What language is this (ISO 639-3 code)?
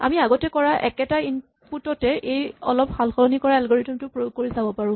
asm